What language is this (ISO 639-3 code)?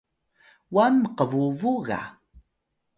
tay